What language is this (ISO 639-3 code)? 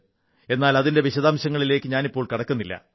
mal